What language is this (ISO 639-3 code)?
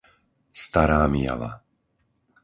slk